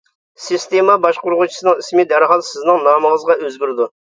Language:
Uyghur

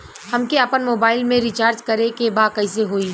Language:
Bhojpuri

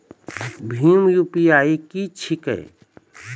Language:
Maithili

